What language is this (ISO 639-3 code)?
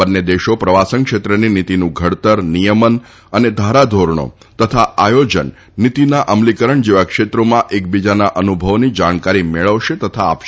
guj